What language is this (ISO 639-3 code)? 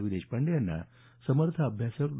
mar